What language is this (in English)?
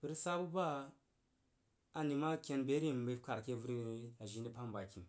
Jiba